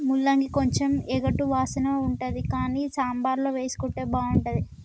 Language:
Telugu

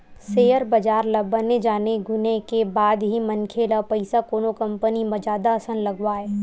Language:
Chhattisgarhi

